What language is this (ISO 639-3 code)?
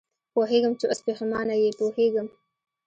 pus